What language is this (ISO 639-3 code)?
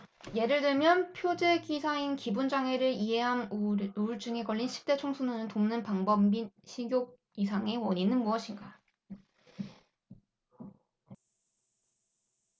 kor